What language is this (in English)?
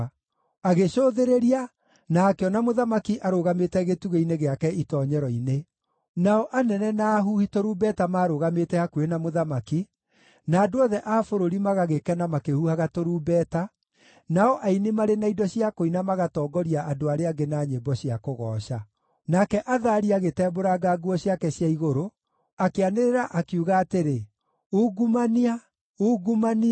Kikuyu